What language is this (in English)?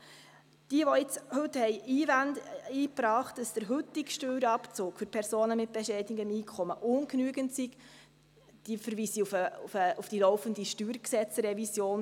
Swiss German